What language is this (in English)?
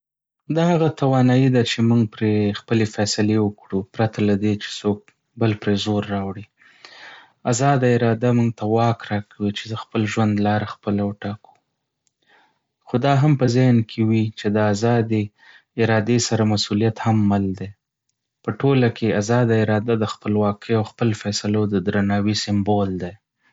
Pashto